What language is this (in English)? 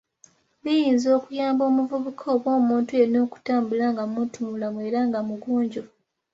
Ganda